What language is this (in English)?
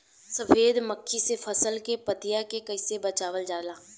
Bhojpuri